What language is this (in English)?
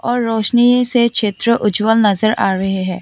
Hindi